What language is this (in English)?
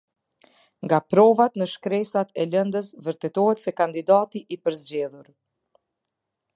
Albanian